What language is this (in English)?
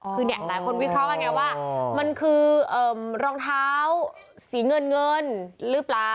Thai